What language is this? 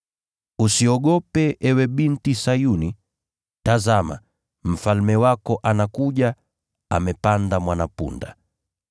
Swahili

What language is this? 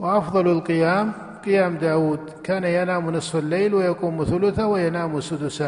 Arabic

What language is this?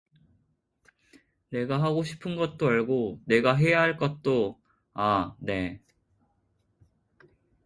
Korean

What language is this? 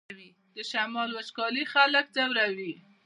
Pashto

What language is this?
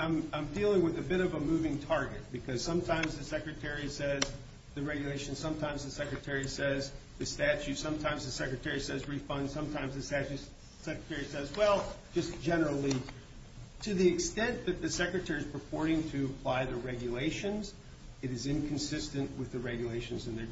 English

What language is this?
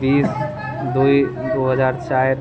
Maithili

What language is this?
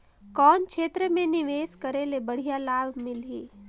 Chhattisgarhi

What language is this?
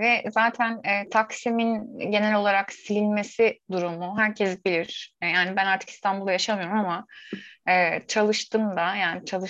Turkish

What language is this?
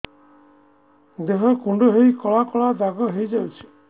Odia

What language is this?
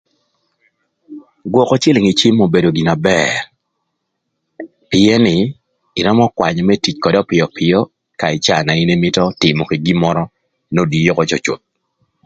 Thur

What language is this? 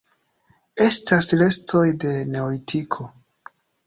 Esperanto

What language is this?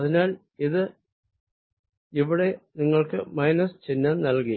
Malayalam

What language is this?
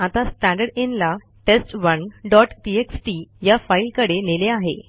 Marathi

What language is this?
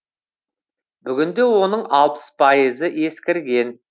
Kazakh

